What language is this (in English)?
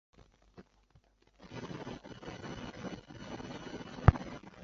Chinese